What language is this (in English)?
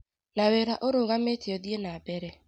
Kikuyu